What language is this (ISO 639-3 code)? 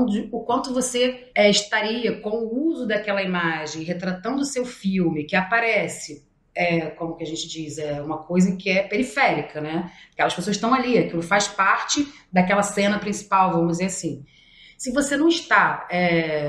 por